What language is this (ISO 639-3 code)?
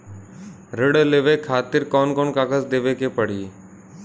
bho